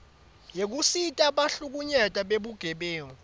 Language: Swati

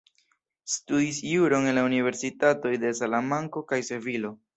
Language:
Esperanto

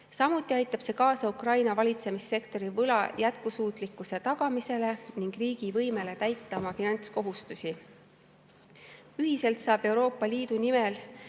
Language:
Estonian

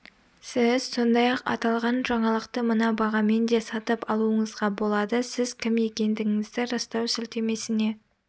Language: Kazakh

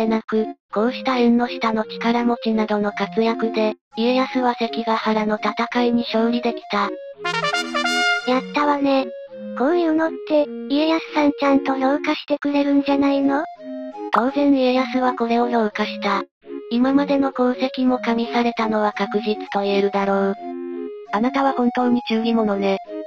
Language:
Japanese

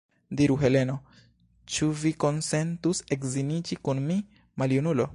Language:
Esperanto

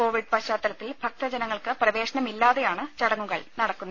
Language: Malayalam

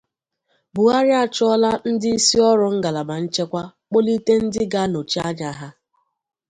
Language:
Igbo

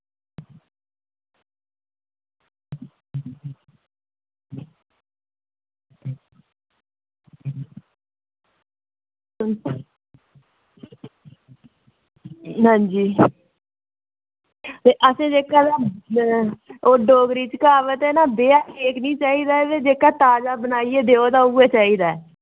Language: Dogri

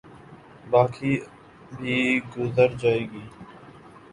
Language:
Urdu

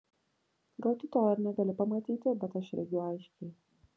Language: Lithuanian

